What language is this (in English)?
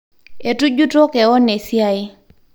Masai